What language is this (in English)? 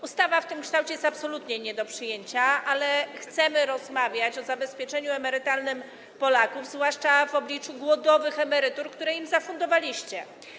Polish